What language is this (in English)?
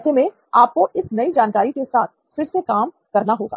Hindi